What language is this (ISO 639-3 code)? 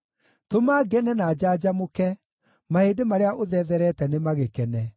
kik